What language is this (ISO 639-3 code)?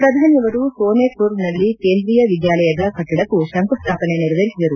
kan